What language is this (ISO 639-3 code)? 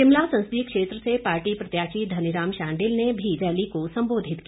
hin